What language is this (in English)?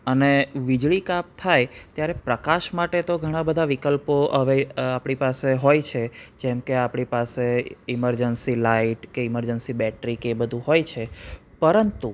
Gujarati